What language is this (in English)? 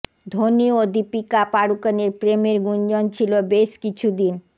Bangla